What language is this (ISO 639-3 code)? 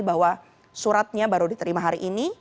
ind